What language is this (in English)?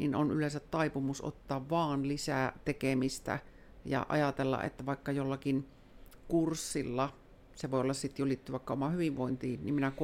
Finnish